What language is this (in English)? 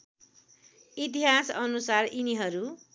Nepali